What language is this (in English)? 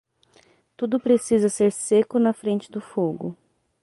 Portuguese